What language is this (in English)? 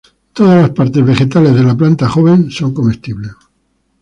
Spanish